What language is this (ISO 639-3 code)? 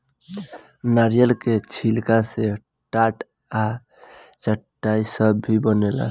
bho